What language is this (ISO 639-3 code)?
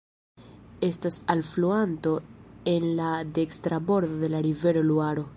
epo